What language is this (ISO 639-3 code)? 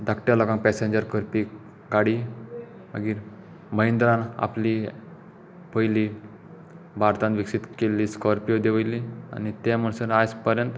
kok